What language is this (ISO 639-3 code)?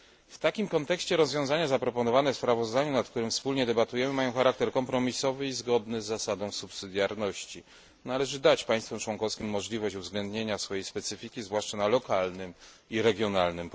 pol